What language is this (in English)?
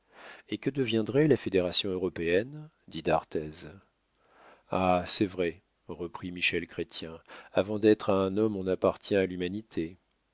French